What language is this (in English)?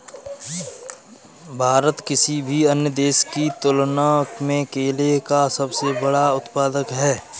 Hindi